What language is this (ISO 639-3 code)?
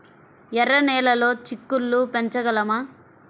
tel